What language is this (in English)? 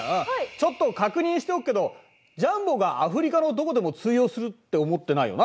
Japanese